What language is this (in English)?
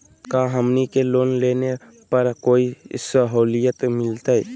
Magahi